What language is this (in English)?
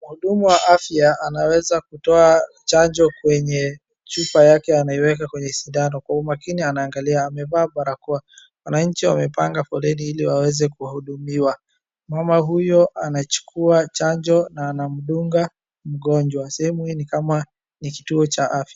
Swahili